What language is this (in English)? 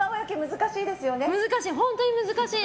Japanese